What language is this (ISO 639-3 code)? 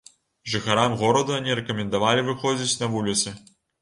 bel